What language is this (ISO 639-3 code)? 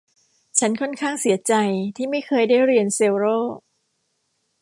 tha